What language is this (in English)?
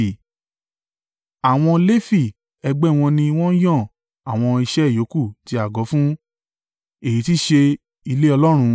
Yoruba